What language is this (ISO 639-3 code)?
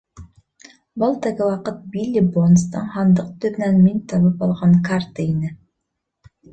bak